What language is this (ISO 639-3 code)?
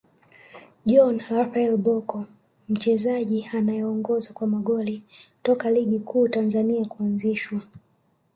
swa